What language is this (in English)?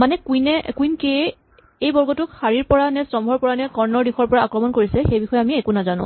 Assamese